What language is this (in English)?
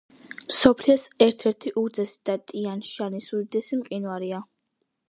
Georgian